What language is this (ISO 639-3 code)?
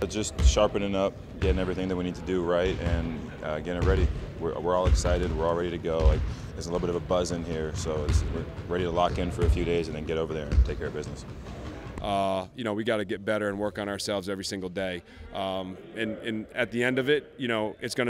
eng